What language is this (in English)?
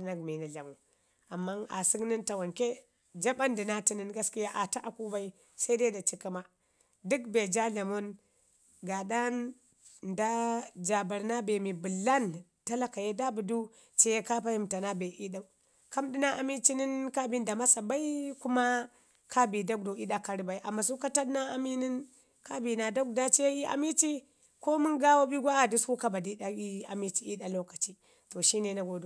Ngizim